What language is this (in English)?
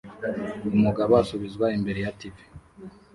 Kinyarwanda